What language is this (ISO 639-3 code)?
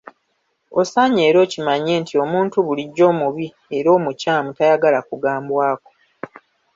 lug